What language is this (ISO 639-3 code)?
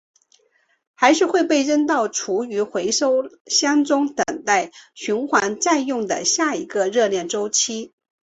zho